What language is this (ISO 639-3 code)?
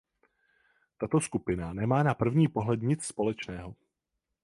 ces